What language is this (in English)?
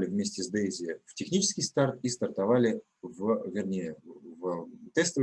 Russian